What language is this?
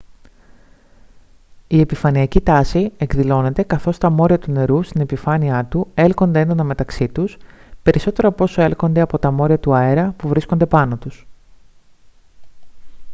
Greek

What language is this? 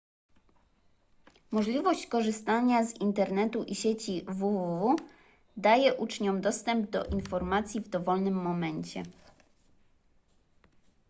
Polish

